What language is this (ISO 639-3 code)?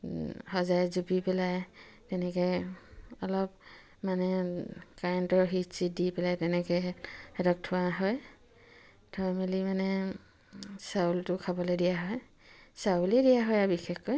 asm